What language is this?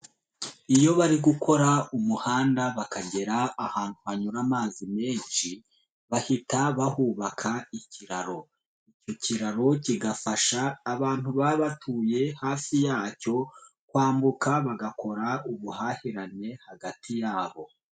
Kinyarwanda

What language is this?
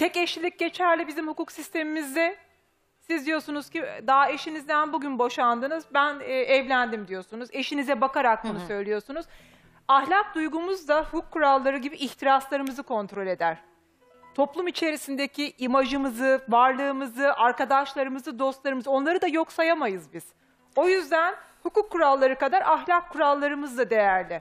Turkish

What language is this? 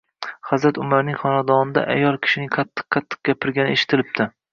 Uzbek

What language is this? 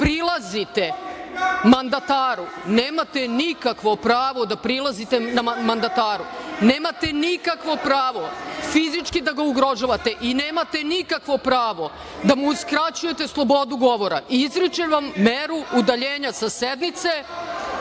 Serbian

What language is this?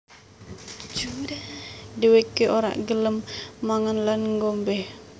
Javanese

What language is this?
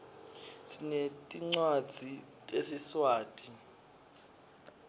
Swati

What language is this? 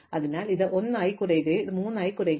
Malayalam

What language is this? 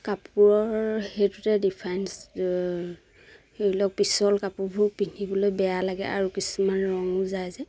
Assamese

